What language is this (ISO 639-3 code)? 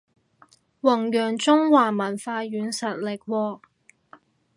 yue